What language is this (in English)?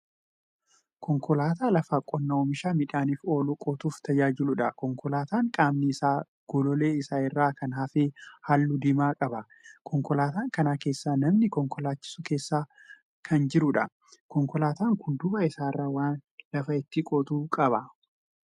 Oromo